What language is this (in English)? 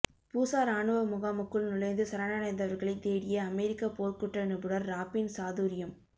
Tamil